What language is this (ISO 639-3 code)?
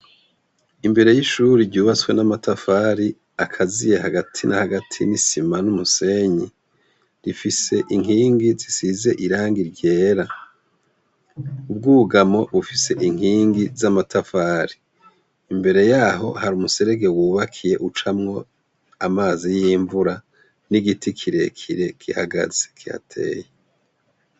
run